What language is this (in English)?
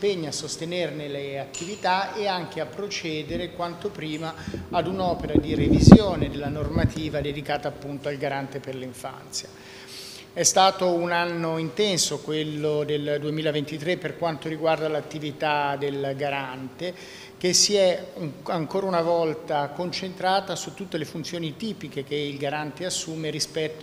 Italian